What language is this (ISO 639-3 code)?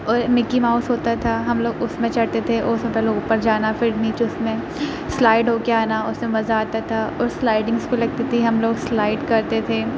urd